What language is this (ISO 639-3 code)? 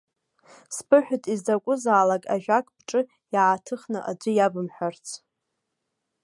abk